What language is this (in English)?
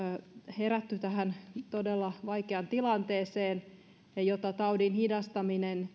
Finnish